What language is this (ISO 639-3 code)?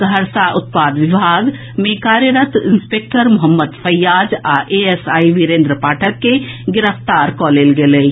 mai